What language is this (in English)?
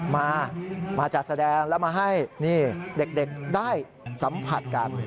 Thai